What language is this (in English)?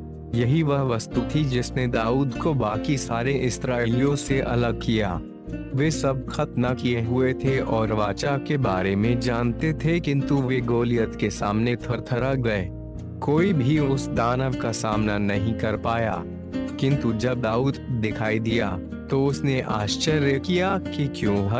Hindi